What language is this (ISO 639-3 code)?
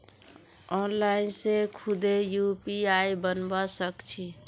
mag